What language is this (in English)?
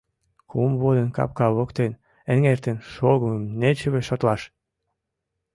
Mari